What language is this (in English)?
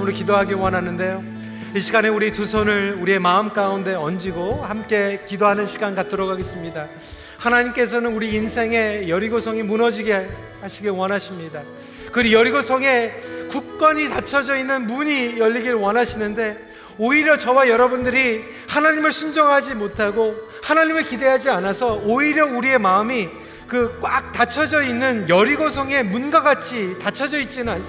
Korean